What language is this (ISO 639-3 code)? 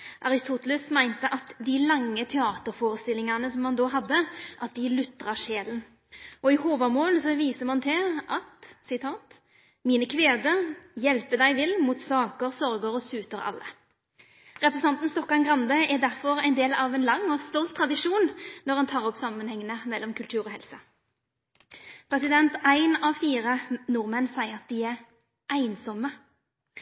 nno